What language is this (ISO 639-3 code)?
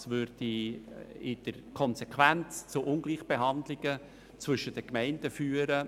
gsw